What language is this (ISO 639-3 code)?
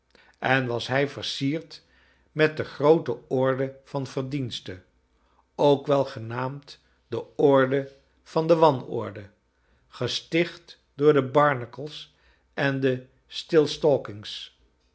nld